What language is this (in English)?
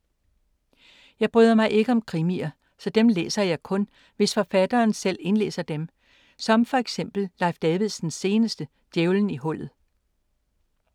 Danish